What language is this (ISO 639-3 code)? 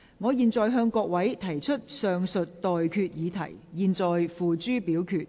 yue